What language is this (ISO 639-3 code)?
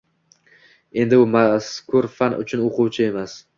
uzb